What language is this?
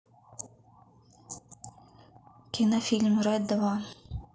Russian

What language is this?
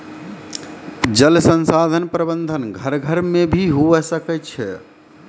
Maithili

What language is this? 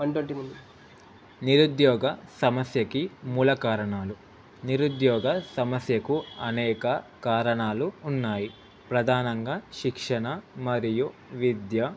Telugu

